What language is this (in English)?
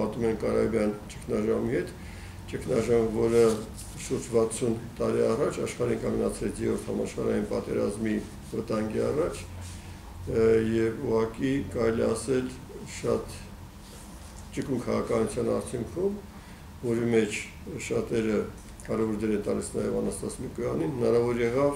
Turkish